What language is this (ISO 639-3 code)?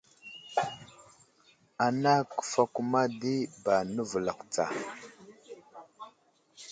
udl